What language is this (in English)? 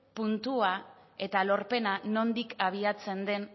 Basque